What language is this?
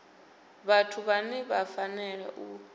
Venda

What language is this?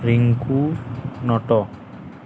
Odia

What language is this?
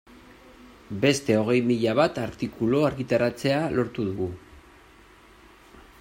Basque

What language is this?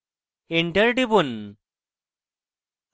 Bangla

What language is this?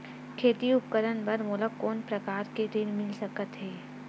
Chhattisgarhi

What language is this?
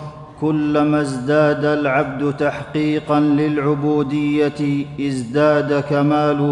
Arabic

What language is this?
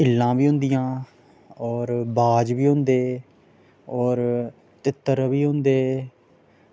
Dogri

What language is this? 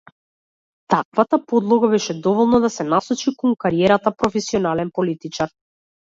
Macedonian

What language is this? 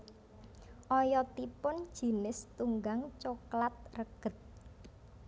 Javanese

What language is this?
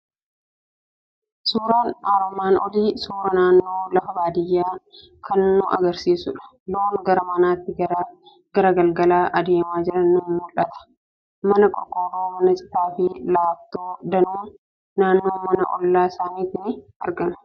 Oromo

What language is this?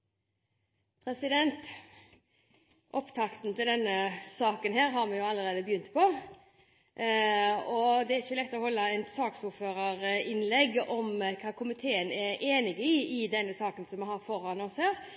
Norwegian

